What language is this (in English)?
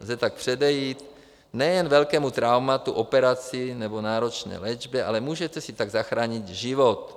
Czech